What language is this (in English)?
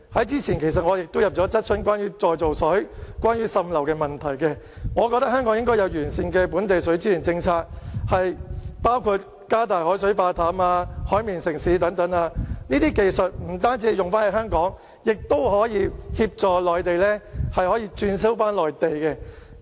Cantonese